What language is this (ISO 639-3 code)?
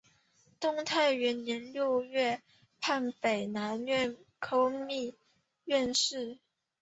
zho